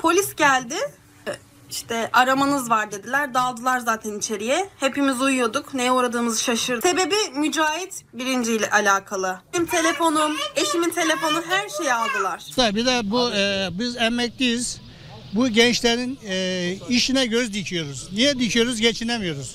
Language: Turkish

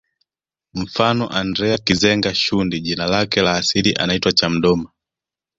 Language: Swahili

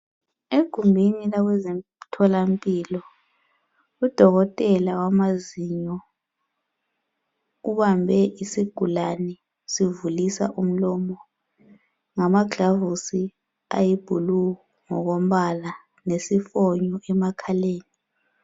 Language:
North Ndebele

